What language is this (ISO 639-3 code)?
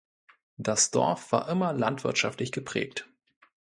deu